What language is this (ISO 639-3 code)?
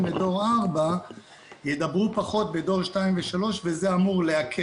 heb